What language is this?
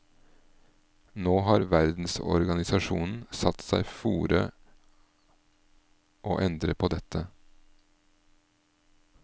Norwegian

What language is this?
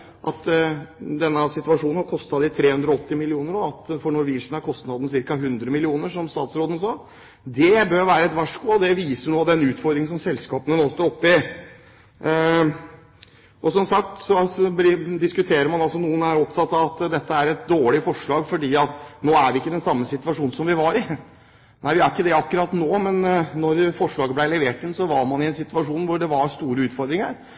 Norwegian Bokmål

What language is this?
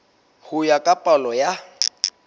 Southern Sotho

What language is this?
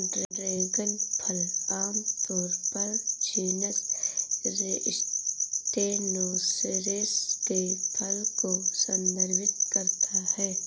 Hindi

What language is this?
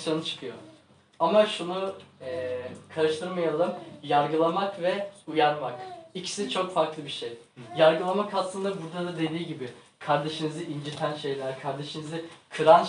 Turkish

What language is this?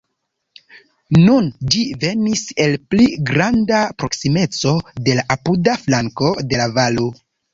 Esperanto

